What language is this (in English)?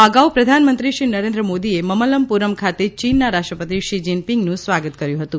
Gujarati